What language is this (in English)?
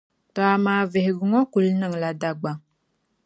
Dagbani